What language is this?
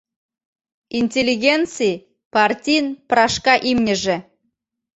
Mari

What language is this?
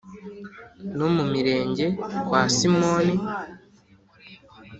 Kinyarwanda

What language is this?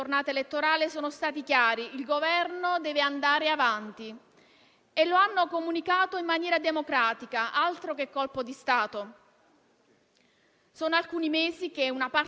Italian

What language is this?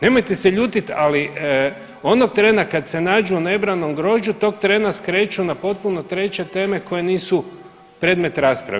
Croatian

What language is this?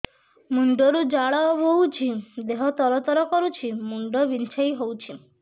Odia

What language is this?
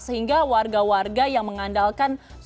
Indonesian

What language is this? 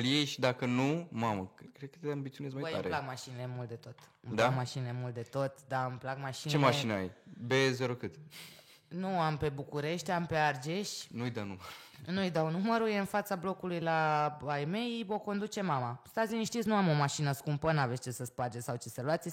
Romanian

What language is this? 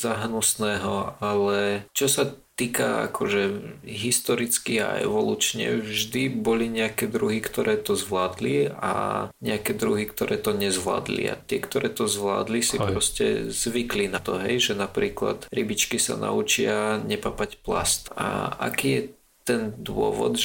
Slovak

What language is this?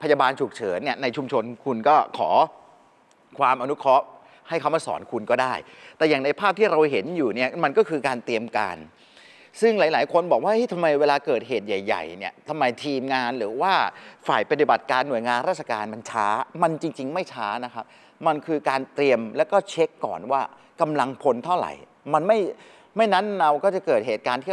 Thai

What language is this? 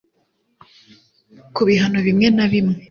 Kinyarwanda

